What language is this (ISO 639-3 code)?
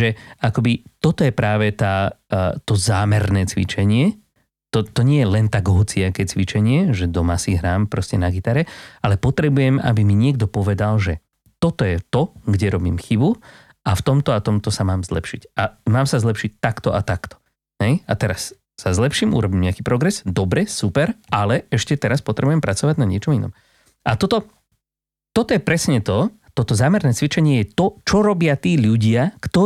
slk